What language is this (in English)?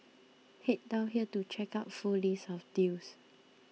English